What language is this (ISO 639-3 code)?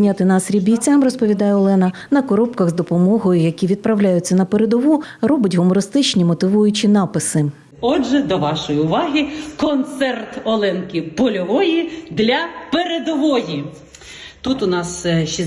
ukr